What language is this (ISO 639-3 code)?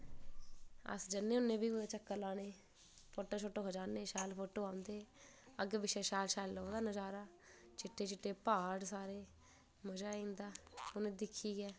doi